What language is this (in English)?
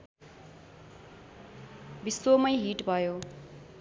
Nepali